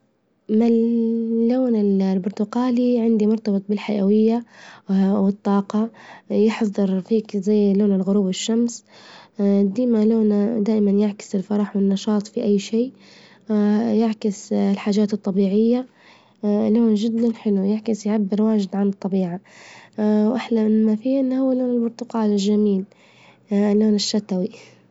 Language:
Libyan Arabic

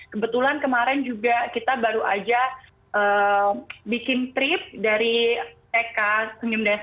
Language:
Indonesian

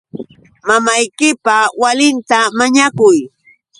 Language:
Yauyos Quechua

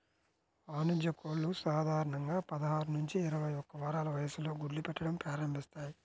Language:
Telugu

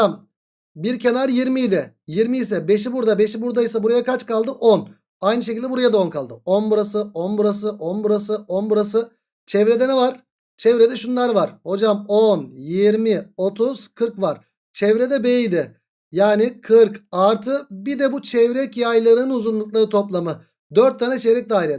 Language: Turkish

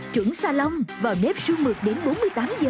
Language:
Vietnamese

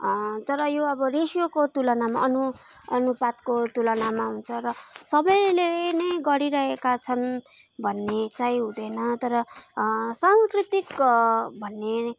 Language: Nepali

